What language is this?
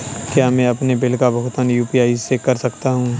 Hindi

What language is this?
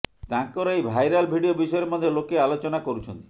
Odia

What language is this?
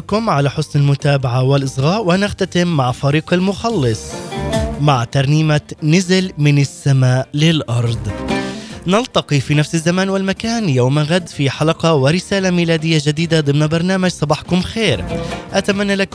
Arabic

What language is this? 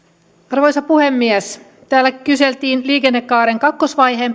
Finnish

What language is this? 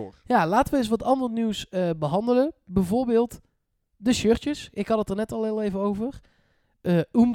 Dutch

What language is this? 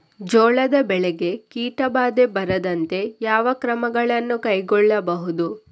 Kannada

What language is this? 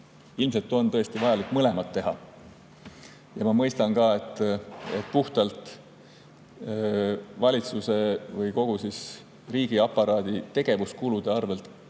Estonian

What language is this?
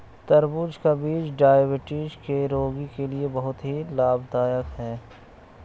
Hindi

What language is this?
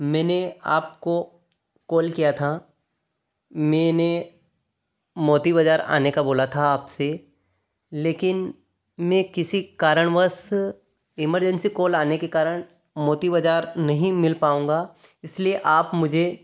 Hindi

